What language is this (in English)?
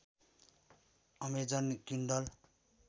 Nepali